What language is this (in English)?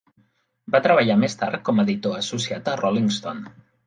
Catalan